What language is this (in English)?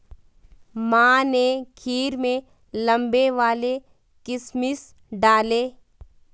Hindi